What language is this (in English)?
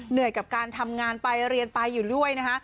Thai